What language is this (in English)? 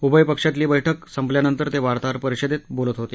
Marathi